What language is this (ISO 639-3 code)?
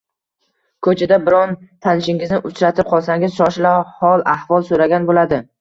uzb